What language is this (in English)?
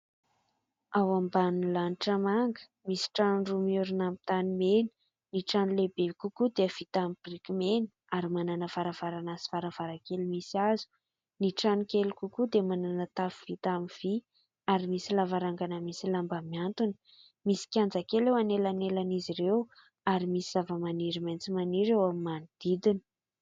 Malagasy